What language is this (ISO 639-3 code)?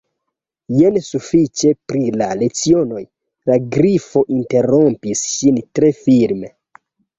epo